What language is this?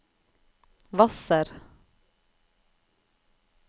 Norwegian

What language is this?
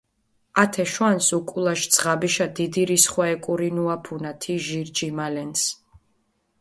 Mingrelian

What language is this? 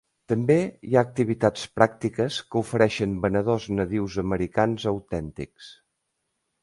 Catalan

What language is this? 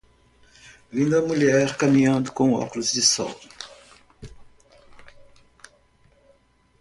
Portuguese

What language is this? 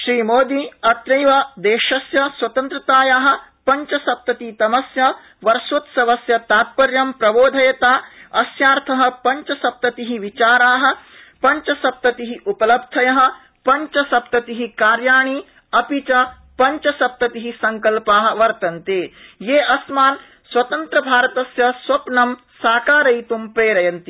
Sanskrit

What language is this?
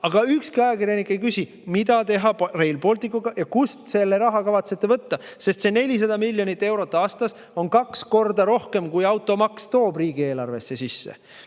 Estonian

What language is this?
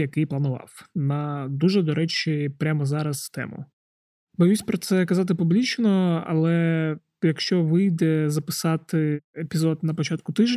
Ukrainian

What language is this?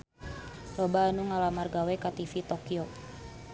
Sundanese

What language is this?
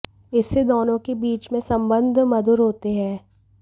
Hindi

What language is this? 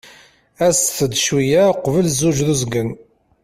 Kabyle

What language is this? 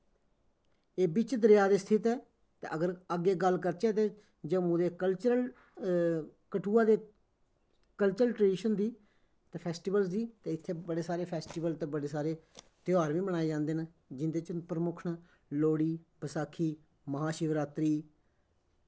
Dogri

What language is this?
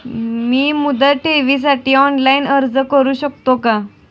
Marathi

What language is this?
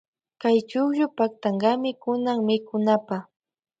Loja Highland Quichua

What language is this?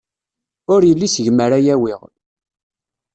Kabyle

